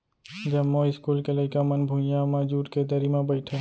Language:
Chhattisgarhi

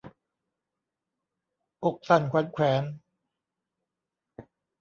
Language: Thai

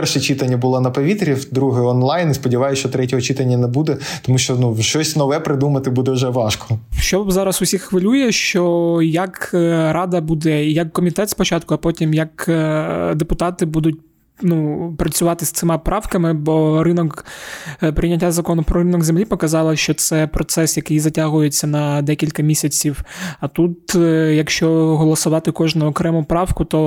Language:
Ukrainian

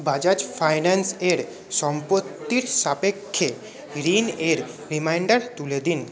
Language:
Bangla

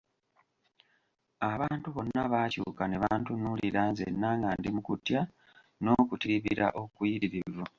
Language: Ganda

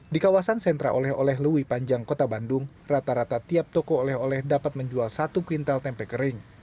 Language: Indonesian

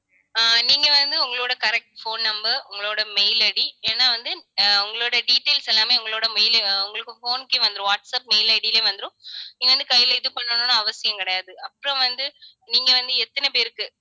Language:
Tamil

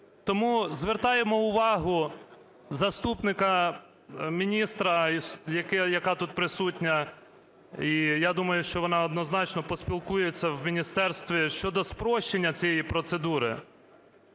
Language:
Ukrainian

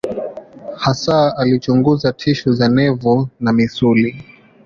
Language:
Swahili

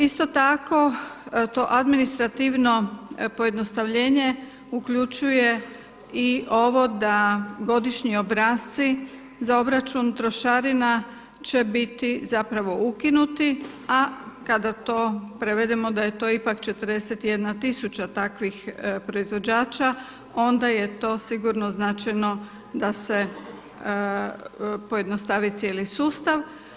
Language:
Croatian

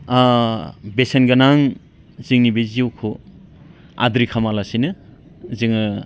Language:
Bodo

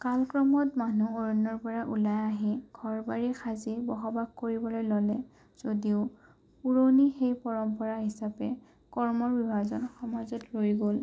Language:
Assamese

